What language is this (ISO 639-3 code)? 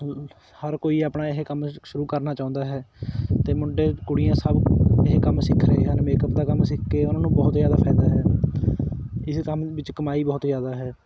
pan